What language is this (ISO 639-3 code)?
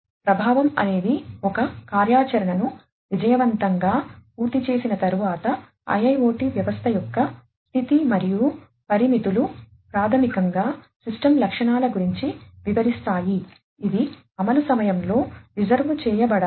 tel